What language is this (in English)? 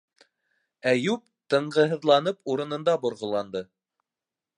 Bashkir